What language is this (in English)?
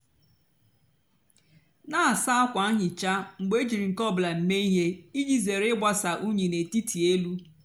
Igbo